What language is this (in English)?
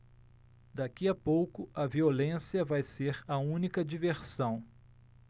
Portuguese